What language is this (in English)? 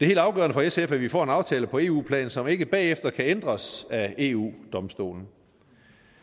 Danish